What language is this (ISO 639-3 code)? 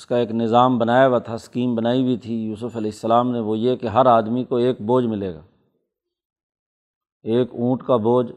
urd